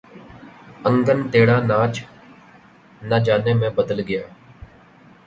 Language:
Urdu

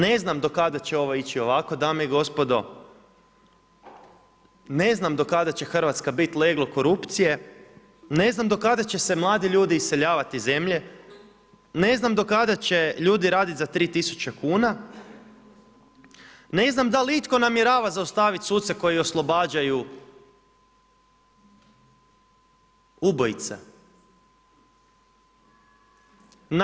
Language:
Croatian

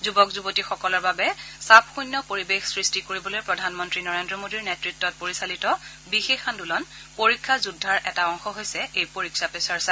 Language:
Assamese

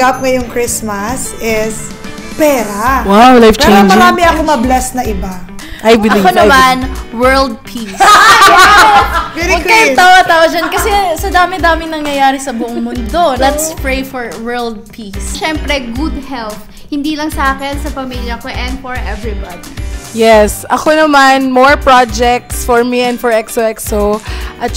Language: Filipino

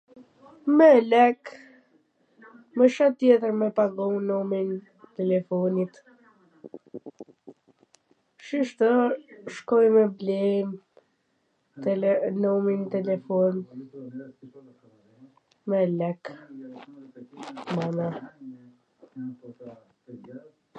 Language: Gheg Albanian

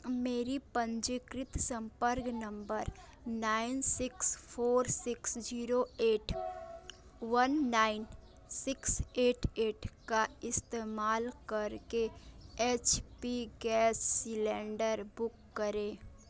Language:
Hindi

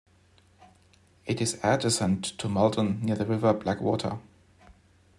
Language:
English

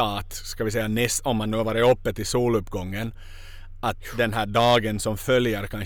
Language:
Swedish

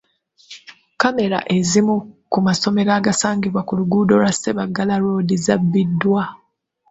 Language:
Ganda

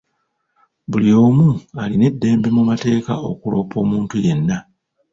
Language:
Ganda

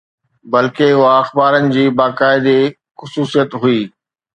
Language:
Sindhi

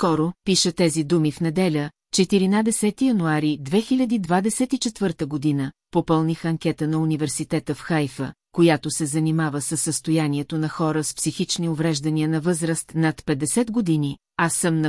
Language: Bulgarian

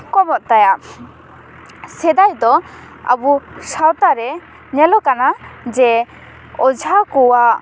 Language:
Santali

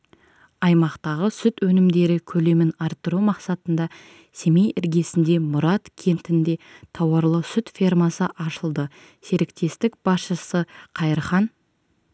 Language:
Kazakh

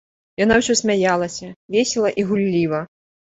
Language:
Belarusian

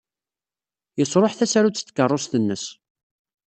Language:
Kabyle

